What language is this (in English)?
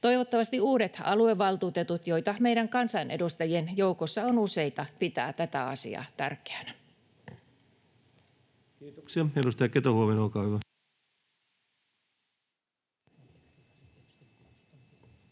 Finnish